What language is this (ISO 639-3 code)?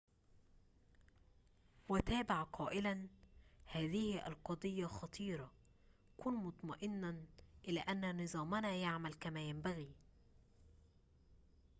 ara